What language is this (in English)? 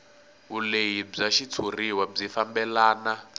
Tsonga